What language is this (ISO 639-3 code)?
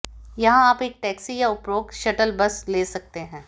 hin